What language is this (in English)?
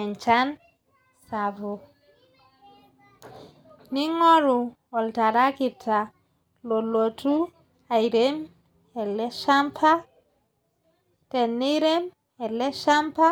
Masai